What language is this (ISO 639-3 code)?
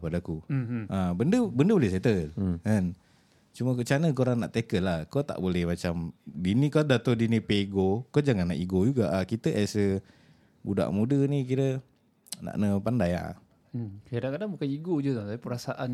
msa